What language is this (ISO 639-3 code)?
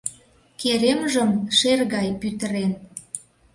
chm